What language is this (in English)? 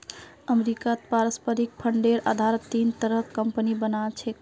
Magahi